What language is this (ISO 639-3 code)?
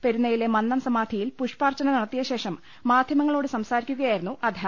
mal